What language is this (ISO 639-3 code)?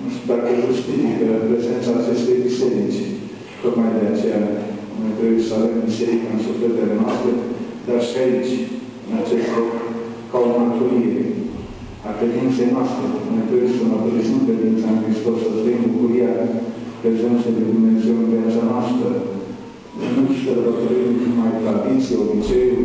ron